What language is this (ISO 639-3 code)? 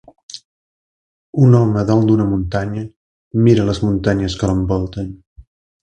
cat